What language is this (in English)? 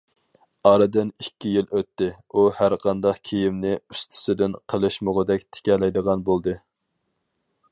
Uyghur